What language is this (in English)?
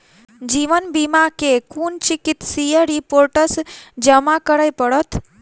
Maithili